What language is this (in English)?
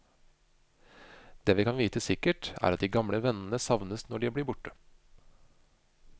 Norwegian